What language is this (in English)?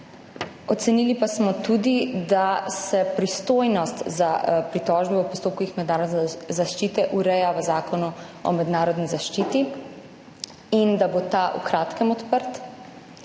Slovenian